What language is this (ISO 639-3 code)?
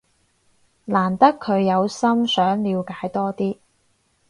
yue